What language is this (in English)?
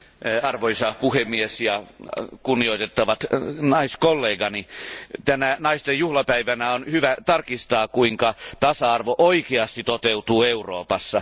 Finnish